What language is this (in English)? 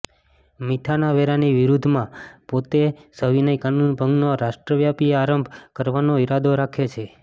Gujarati